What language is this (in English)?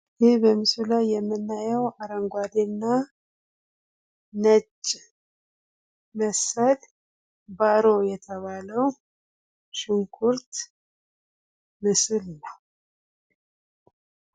Amharic